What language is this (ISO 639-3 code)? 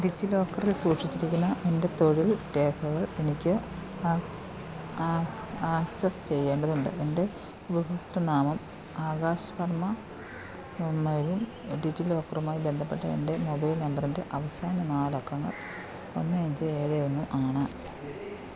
mal